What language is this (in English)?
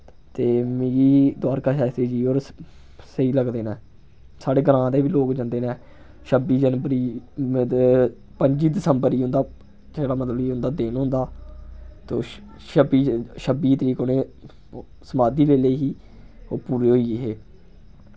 Dogri